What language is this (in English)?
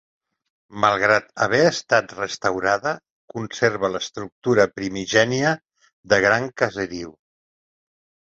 Catalan